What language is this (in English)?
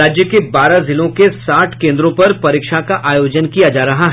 Hindi